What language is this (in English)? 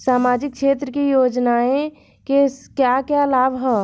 Bhojpuri